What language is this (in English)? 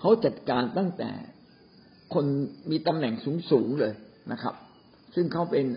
Thai